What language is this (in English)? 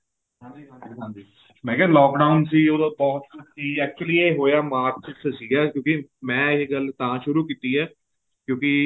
Punjabi